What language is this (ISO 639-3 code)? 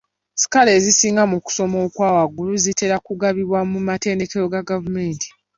lug